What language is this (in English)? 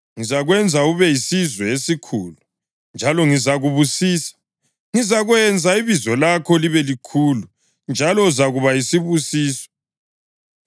North Ndebele